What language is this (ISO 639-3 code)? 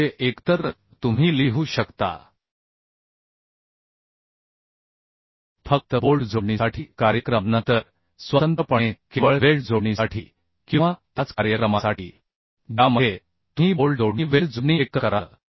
mar